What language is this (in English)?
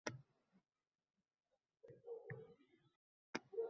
Uzbek